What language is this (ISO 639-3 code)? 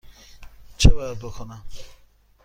fas